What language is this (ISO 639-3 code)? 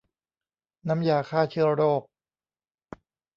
tha